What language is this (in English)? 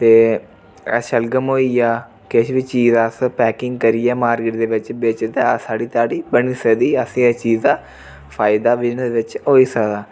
Dogri